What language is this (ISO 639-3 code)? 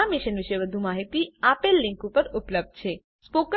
guj